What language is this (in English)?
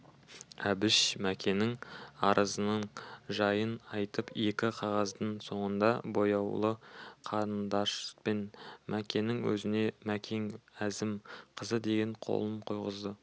Kazakh